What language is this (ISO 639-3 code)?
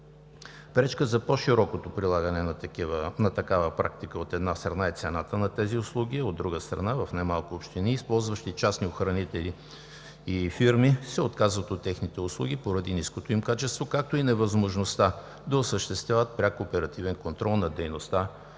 bul